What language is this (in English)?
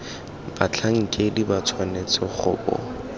Tswana